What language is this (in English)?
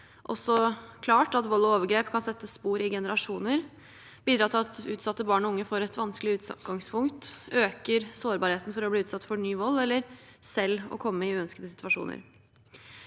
Norwegian